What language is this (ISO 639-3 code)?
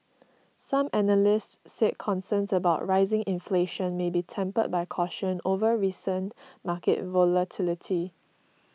eng